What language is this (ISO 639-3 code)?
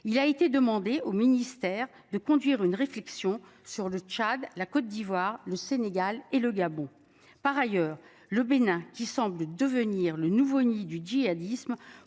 fra